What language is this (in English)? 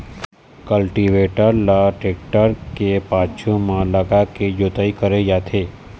Chhattisgarhi